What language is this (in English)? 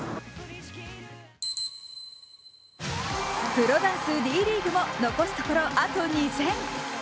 Japanese